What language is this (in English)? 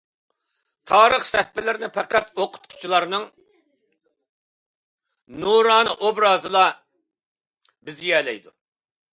Uyghur